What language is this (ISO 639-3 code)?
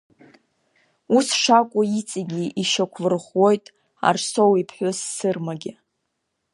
abk